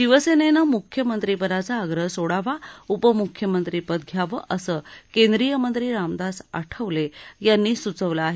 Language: Marathi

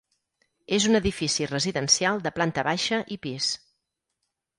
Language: Catalan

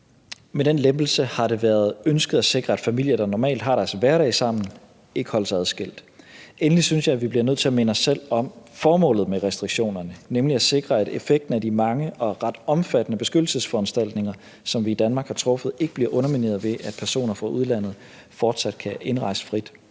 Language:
Danish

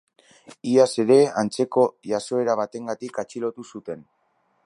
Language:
Basque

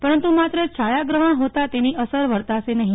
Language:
Gujarati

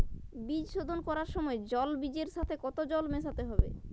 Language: Bangla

